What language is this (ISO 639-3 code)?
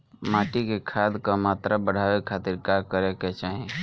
bho